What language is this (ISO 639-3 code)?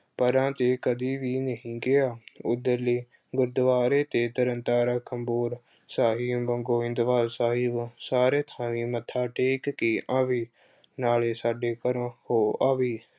pan